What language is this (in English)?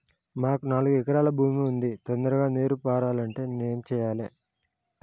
Telugu